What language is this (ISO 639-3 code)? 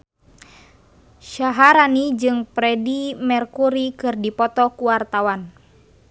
sun